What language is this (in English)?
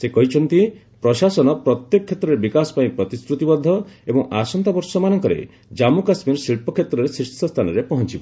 Odia